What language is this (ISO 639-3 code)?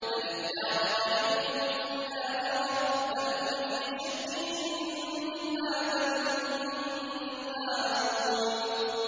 ara